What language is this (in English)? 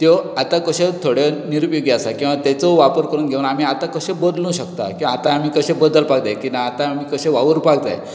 Konkani